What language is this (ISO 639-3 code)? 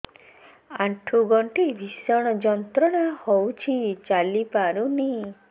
ori